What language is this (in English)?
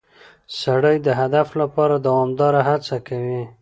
Pashto